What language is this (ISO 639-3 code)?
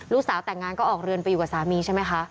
tha